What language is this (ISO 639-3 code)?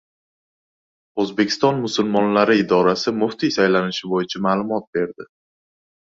uzb